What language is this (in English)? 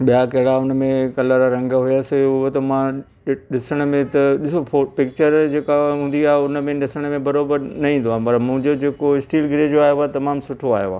Sindhi